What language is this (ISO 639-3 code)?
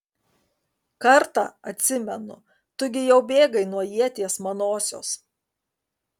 lit